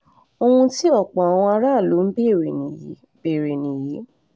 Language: Yoruba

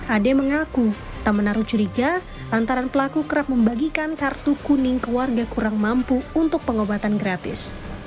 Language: Indonesian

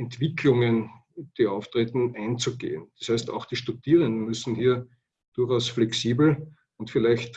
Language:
German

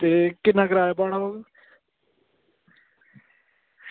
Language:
Dogri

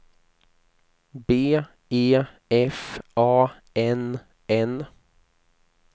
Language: Swedish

